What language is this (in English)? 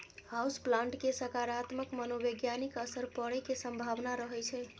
Maithili